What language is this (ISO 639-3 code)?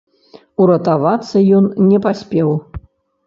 bel